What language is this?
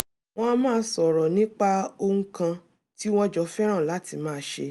Yoruba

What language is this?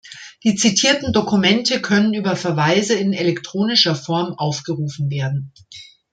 German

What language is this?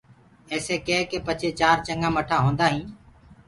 Gurgula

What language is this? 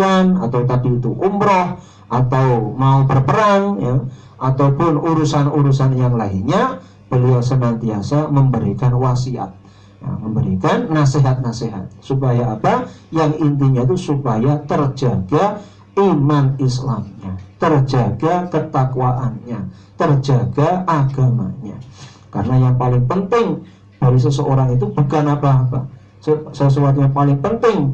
Indonesian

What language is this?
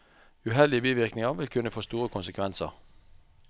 Norwegian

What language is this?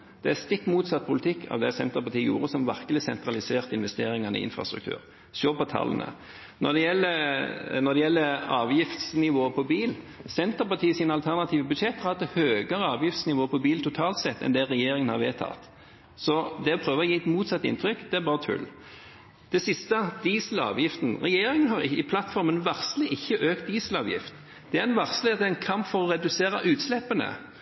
Norwegian Bokmål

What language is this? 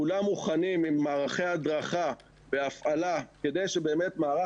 Hebrew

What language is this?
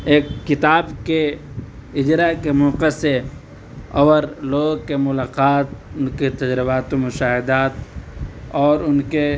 Urdu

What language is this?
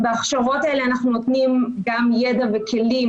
Hebrew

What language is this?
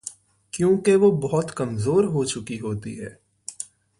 Urdu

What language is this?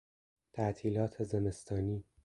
Persian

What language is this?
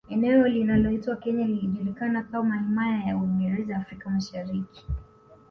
Swahili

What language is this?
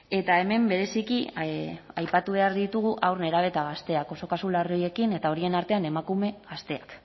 Basque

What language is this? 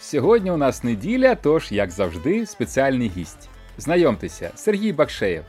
Ukrainian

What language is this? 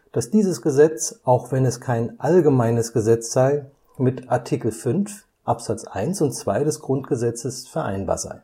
German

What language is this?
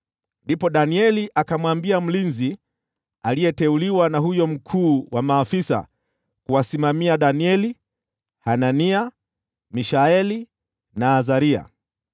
Swahili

